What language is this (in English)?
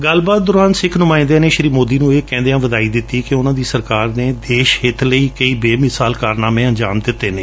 Punjabi